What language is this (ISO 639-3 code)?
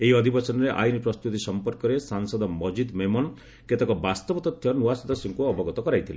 ori